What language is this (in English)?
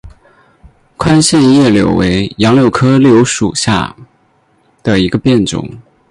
Chinese